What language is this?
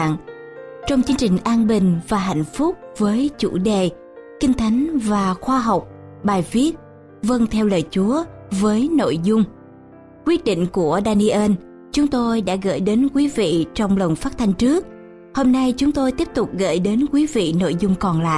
Vietnamese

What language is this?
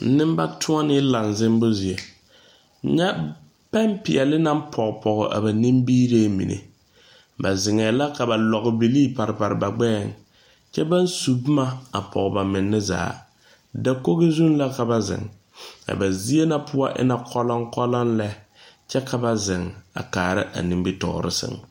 Southern Dagaare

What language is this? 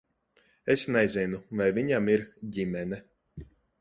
Latvian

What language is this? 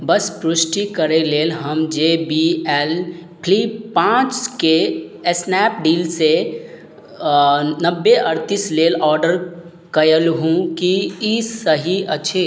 Maithili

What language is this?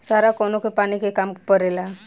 Bhojpuri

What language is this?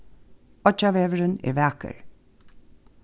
Faroese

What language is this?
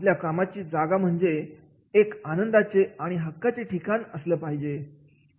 Marathi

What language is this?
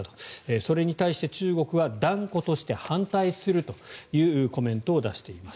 Japanese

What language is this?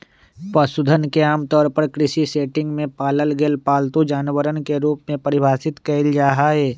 Magahi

